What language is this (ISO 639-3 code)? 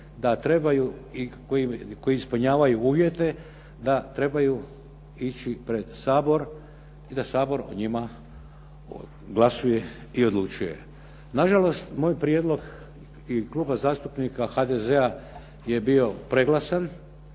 hrv